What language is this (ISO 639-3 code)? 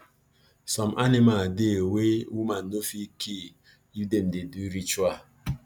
pcm